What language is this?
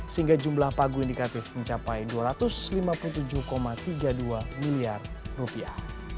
Indonesian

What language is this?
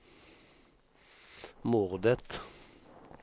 Swedish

